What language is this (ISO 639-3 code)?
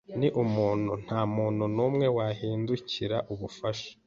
kin